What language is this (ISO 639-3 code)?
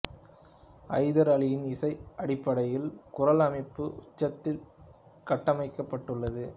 tam